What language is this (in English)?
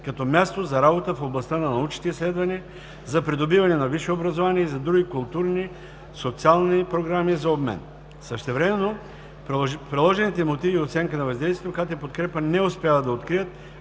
Bulgarian